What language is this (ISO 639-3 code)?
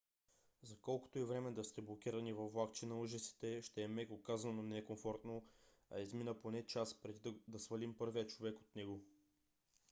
bul